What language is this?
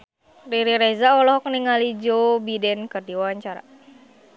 Sundanese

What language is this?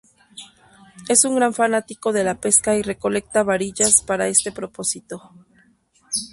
Spanish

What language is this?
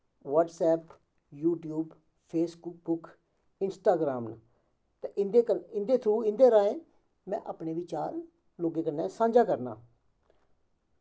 Dogri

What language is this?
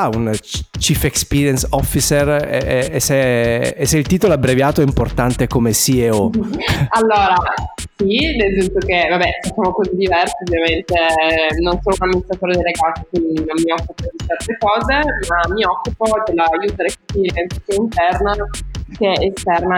Italian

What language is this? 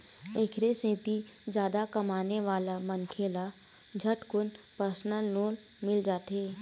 Chhattisgarhi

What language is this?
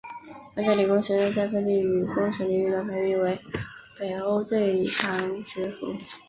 Chinese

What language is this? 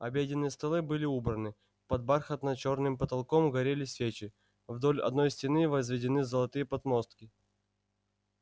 Russian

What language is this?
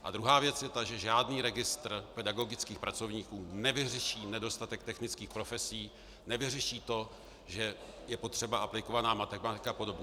Czech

